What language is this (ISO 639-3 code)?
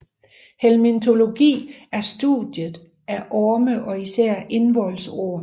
dan